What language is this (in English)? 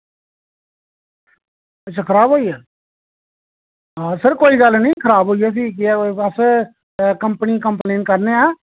Dogri